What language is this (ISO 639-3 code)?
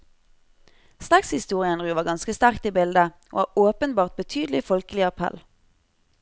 nor